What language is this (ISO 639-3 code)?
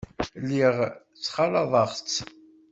kab